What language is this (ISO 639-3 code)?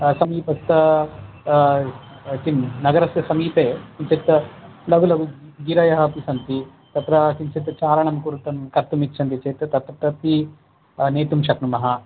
san